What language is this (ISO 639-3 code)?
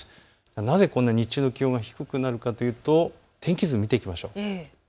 jpn